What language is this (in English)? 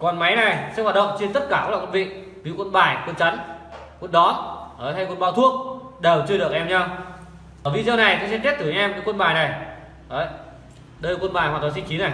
Vietnamese